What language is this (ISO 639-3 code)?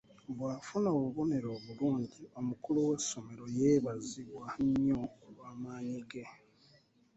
lug